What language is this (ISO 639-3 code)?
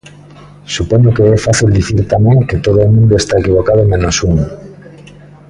glg